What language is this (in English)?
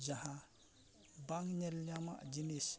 Santali